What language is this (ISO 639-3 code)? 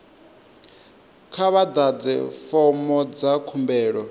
ven